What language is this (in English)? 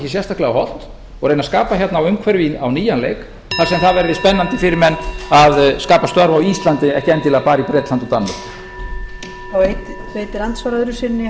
Icelandic